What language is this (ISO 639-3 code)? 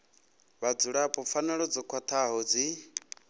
ven